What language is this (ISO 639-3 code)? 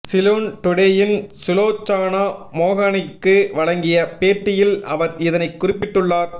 tam